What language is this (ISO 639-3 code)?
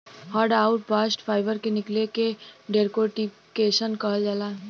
bho